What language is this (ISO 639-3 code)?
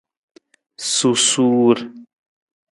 nmz